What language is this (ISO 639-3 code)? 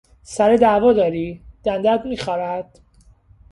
fas